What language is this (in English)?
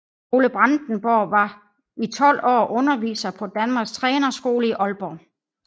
Danish